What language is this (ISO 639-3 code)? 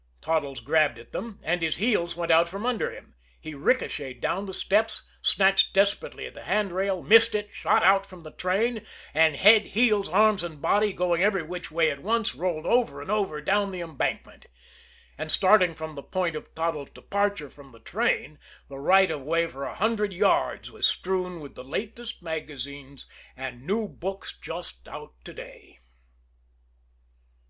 eng